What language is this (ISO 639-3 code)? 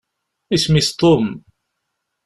kab